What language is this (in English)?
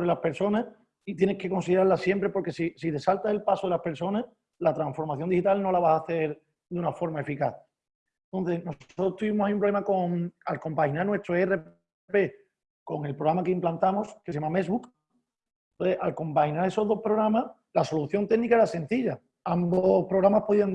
Spanish